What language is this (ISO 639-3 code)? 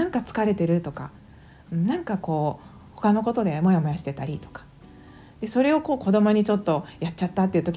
jpn